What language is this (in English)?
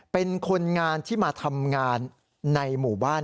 Thai